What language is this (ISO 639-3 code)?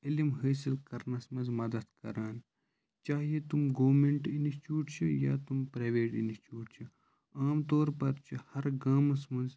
kas